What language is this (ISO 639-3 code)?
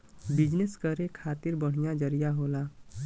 bho